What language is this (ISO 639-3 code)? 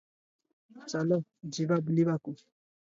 ori